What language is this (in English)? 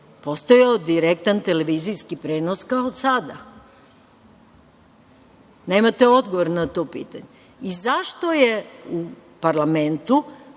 Serbian